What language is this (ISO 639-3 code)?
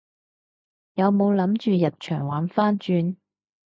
yue